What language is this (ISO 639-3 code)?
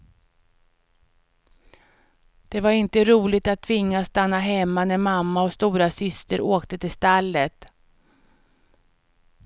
swe